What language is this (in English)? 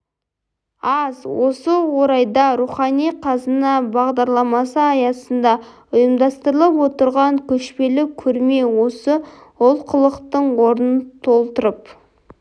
Kazakh